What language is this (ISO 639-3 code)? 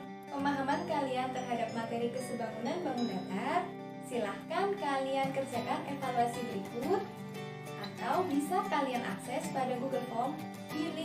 ind